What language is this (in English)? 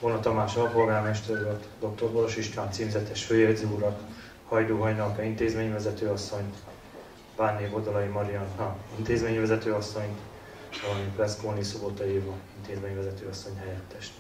Hungarian